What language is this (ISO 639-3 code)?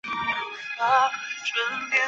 zho